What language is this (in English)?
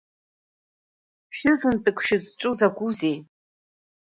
Abkhazian